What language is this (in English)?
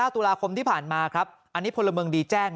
Thai